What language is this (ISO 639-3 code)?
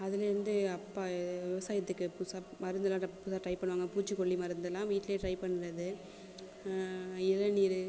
tam